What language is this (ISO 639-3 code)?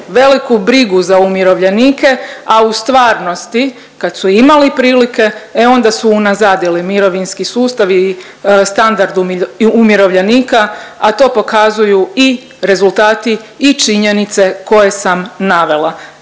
hrv